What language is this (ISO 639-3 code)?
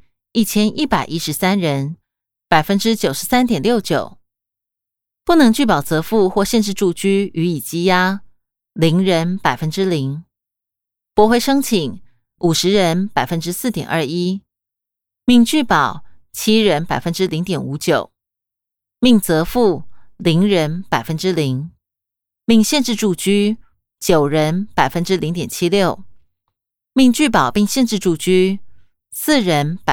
zho